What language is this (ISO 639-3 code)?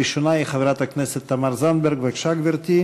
heb